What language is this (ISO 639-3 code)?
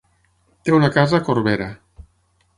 cat